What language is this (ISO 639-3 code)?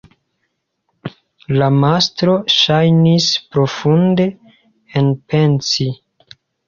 epo